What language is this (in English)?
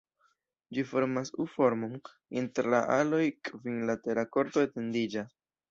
Esperanto